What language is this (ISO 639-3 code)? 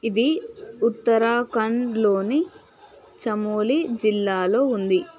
tel